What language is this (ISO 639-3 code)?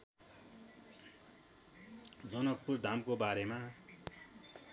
nep